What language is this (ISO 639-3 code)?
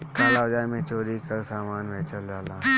bho